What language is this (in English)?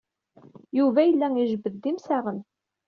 Kabyle